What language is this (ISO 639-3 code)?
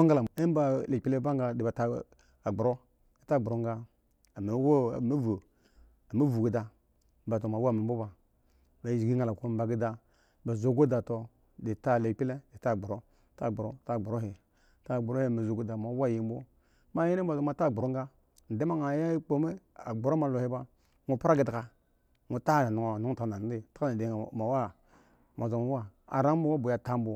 ego